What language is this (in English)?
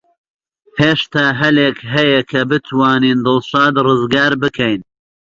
Central Kurdish